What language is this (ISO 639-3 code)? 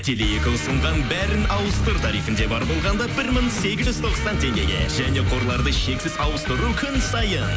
kaz